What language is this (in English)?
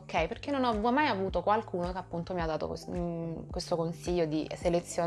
Italian